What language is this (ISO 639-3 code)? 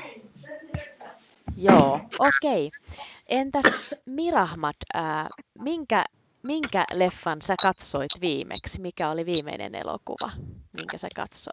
fin